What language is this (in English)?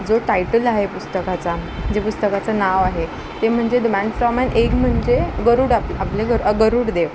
Marathi